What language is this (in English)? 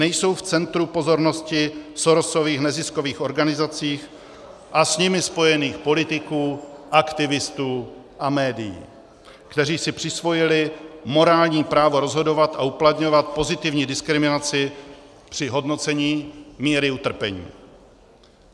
Czech